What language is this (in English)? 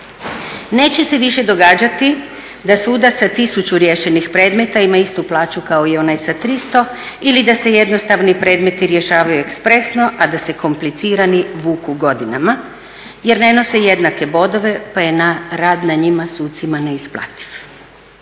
Croatian